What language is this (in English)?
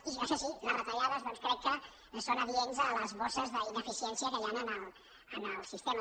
Catalan